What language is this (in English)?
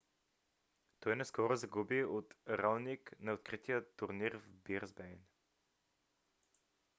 Bulgarian